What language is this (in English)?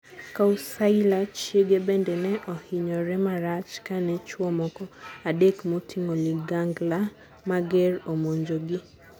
Luo (Kenya and Tanzania)